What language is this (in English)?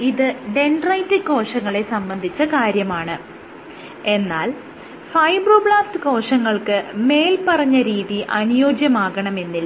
Malayalam